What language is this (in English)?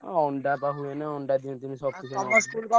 Odia